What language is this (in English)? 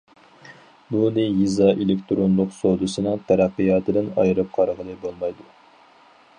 Uyghur